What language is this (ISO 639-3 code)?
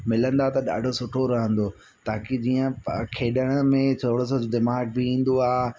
snd